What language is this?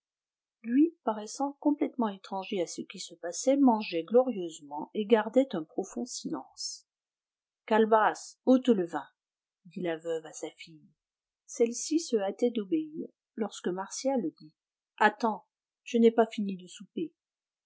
French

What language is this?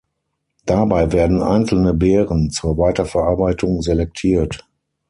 German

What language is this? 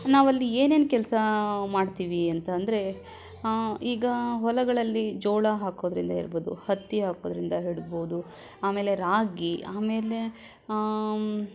Kannada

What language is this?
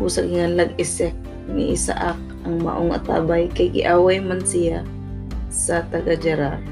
Filipino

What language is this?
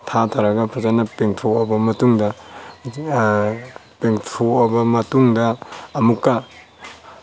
Manipuri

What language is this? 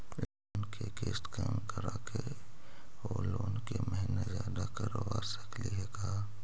Magahi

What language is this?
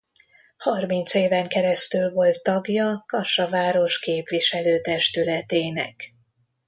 Hungarian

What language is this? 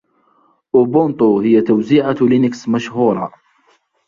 Arabic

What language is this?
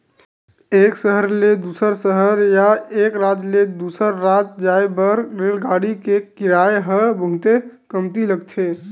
Chhattisgarhi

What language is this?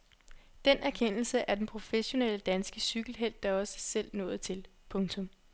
Danish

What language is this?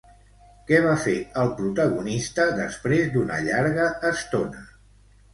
Catalan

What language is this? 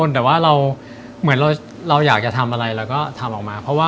Thai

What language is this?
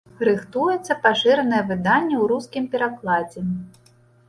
Belarusian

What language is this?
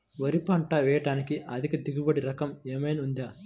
Telugu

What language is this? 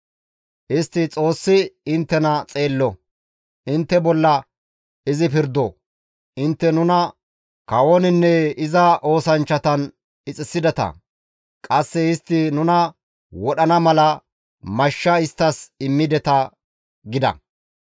Gamo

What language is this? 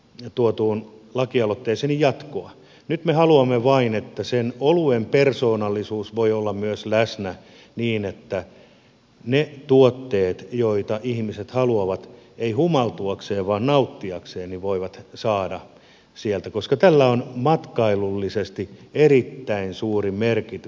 Finnish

